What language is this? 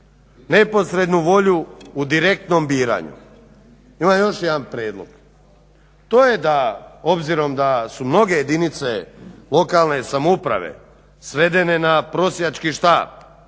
Croatian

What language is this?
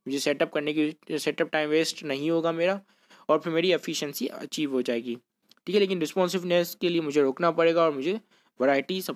Hindi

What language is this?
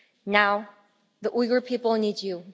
English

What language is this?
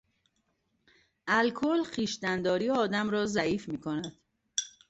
Persian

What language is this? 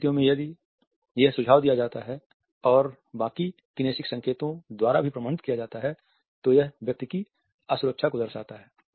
Hindi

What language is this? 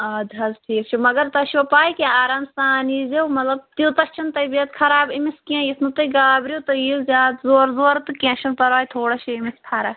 Kashmiri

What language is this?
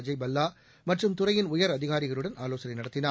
Tamil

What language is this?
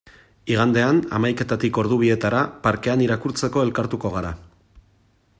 Basque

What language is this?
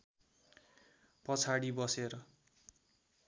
Nepali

